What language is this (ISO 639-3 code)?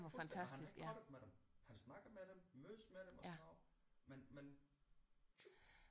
dan